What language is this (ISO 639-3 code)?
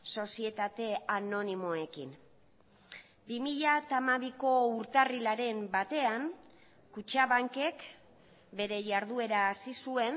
eus